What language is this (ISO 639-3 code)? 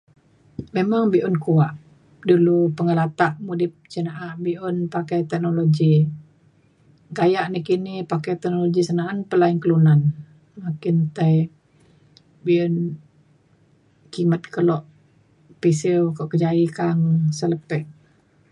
xkl